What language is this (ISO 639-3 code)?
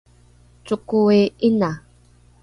dru